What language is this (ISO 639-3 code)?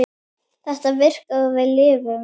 isl